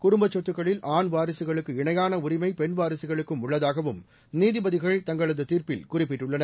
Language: Tamil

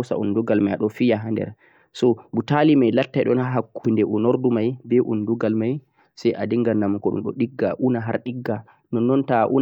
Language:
Central-Eastern Niger Fulfulde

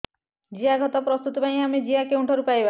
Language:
Odia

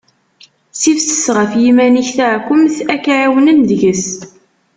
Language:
Kabyle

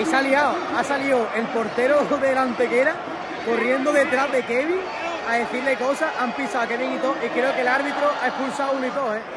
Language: Spanish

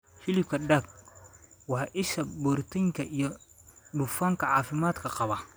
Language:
Somali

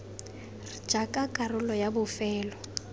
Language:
Tswana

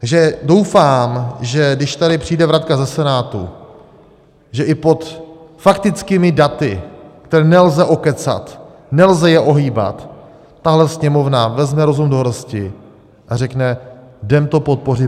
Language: Czech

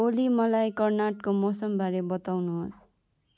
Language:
Nepali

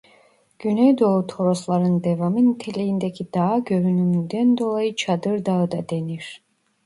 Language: Turkish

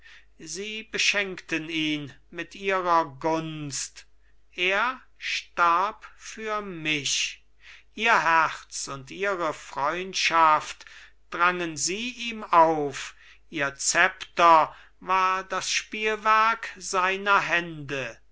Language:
German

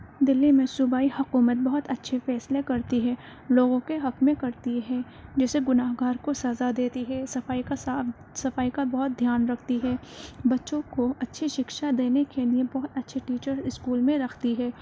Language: Urdu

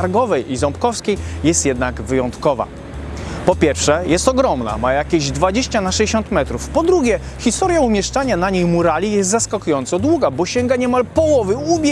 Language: Polish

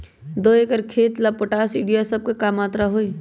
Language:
Magahi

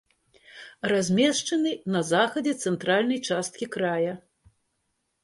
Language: Belarusian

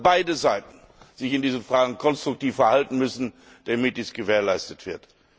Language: German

